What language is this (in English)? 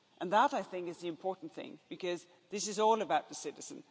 English